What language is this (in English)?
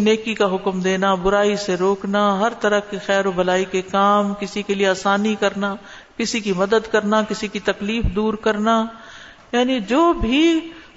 Urdu